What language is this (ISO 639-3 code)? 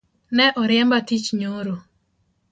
luo